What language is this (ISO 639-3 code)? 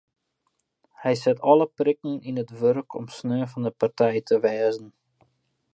fry